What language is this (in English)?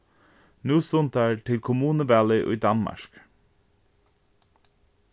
Faroese